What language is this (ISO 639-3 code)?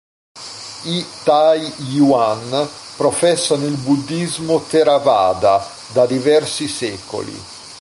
ita